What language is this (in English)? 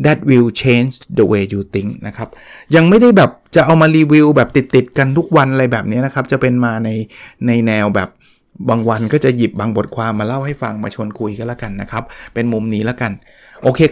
Thai